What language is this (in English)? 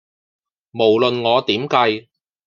Cantonese